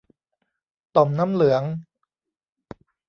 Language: Thai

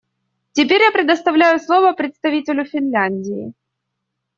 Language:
Russian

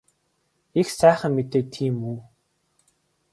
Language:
Mongolian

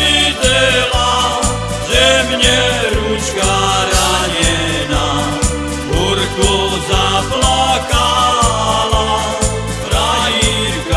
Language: Slovak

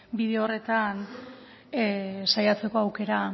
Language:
Basque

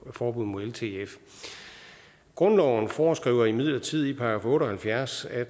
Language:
Danish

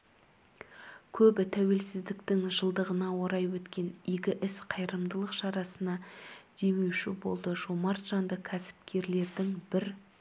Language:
Kazakh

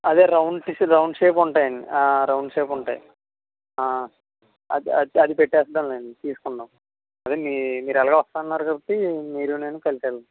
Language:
Telugu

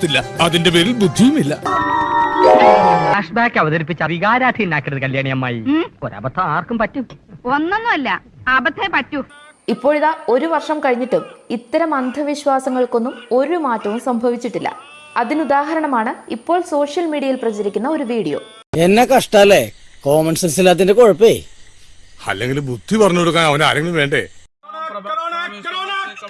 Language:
Malayalam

